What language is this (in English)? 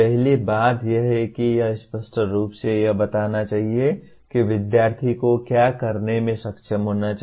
Hindi